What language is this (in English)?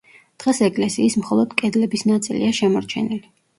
Georgian